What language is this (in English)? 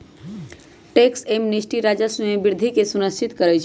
Magahi